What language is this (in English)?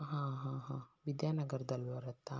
Kannada